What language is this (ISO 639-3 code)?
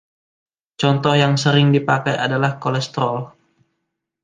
ind